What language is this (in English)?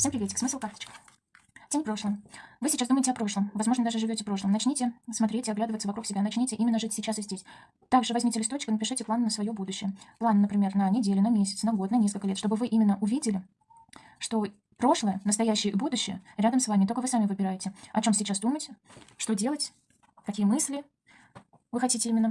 Russian